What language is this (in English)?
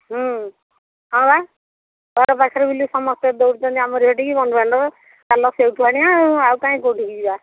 Odia